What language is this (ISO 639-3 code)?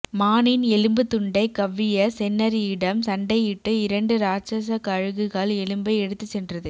tam